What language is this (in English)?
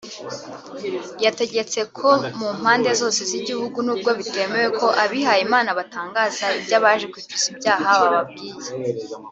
Kinyarwanda